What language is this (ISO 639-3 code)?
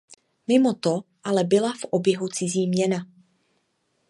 ces